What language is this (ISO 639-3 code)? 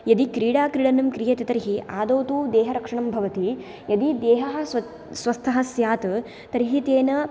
san